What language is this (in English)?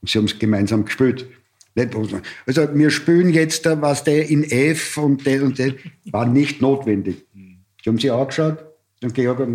German